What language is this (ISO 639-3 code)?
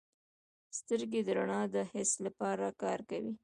pus